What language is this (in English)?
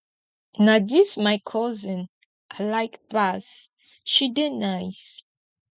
Nigerian Pidgin